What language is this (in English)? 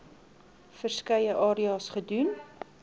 Afrikaans